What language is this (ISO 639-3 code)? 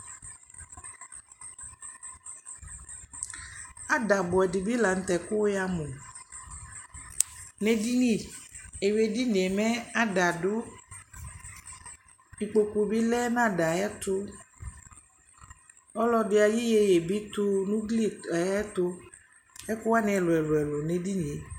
kpo